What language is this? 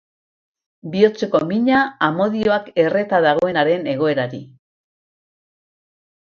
Basque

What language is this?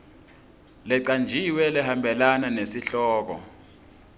Swati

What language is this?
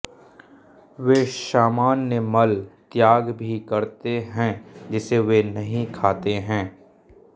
Hindi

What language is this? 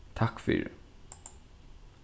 Faroese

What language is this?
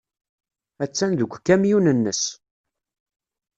Kabyle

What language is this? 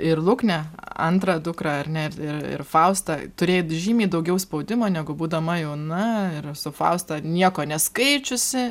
Lithuanian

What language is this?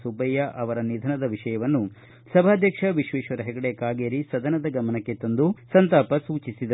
Kannada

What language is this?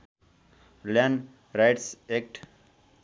Nepali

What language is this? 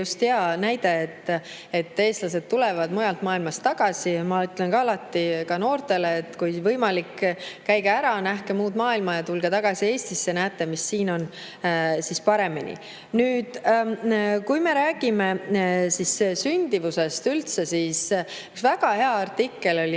Estonian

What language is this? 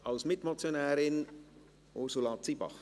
Swiss German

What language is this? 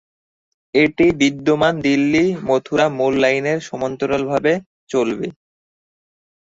Bangla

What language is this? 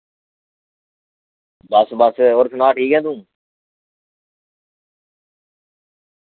Dogri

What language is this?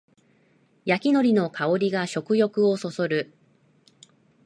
Japanese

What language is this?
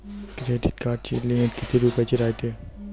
Marathi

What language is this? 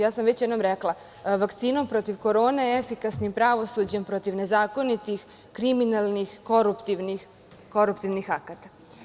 Serbian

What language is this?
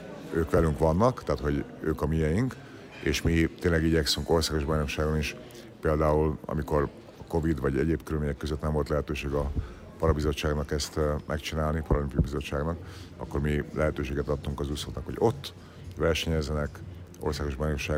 Hungarian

